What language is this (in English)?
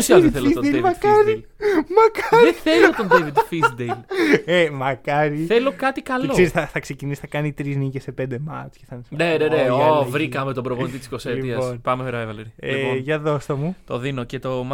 Greek